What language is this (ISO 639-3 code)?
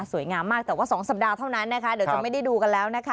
tha